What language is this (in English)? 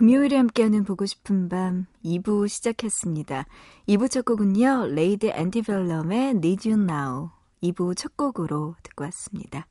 Korean